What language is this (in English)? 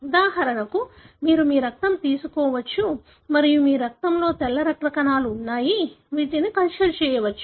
Telugu